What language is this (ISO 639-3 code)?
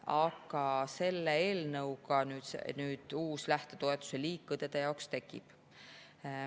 est